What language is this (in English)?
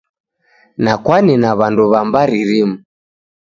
Taita